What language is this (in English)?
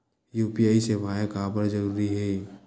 Chhattisgarhi